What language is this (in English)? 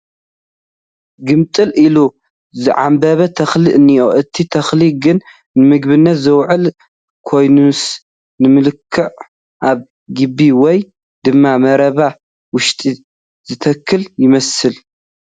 Tigrinya